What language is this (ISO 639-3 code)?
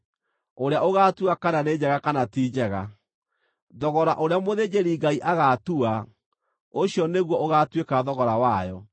kik